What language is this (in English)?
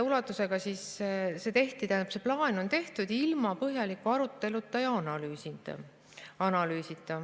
Estonian